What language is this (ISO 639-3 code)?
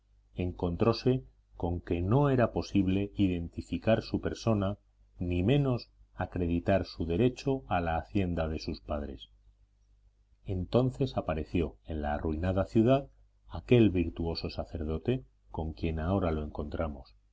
spa